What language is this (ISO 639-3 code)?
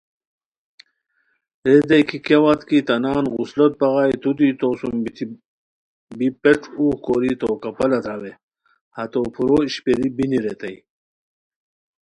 khw